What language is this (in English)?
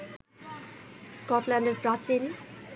Bangla